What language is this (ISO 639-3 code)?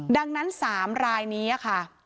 tha